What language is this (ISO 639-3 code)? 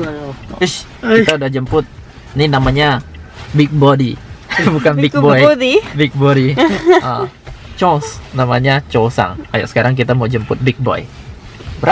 ind